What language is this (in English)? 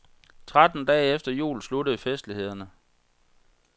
Danish